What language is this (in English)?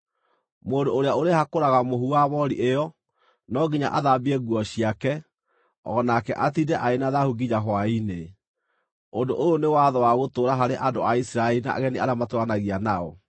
Kikuyu